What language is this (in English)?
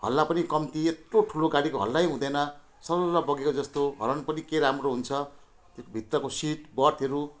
Nepali